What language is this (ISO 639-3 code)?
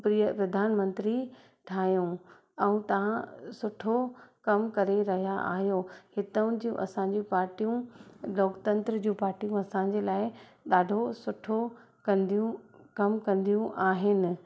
snd